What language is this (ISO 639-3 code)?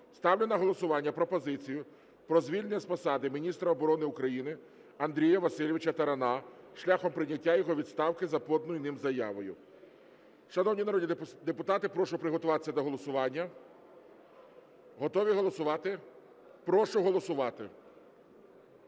ukr